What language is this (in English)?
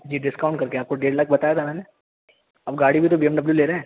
Urdu